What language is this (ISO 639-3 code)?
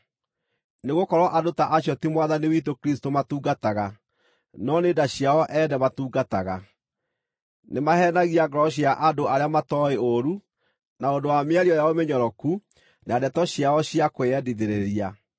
kik